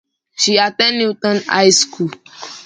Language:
English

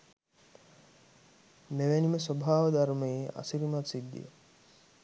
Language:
Sinhala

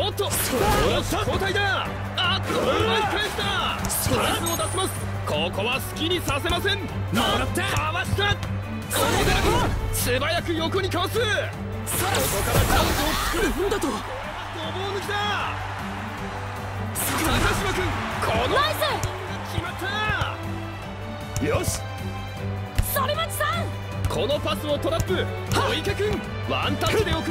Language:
Japanese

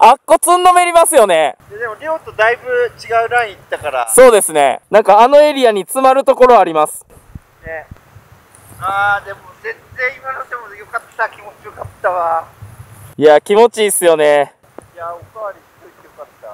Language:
Japanese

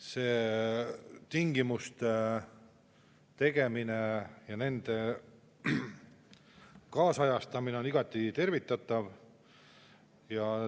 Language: Estonian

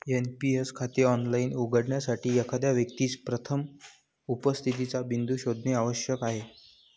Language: Marathi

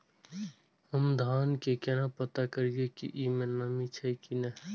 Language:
Maithili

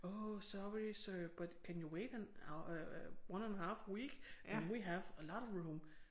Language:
Danish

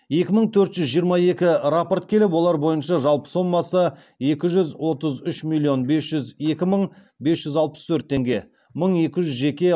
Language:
Kazakh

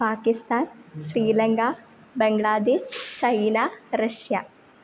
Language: Sanskrit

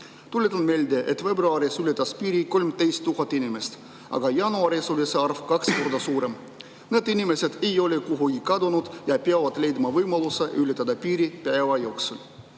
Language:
Estonian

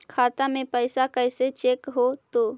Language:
Magahi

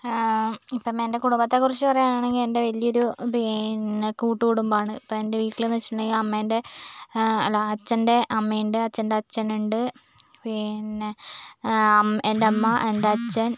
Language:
Malayalam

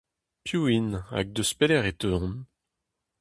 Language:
Breton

